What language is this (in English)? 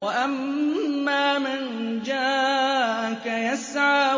Arabic